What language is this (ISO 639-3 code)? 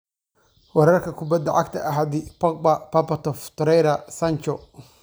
som